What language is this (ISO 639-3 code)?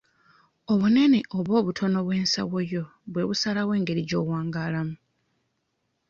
lug